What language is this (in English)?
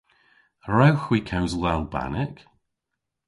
Cornish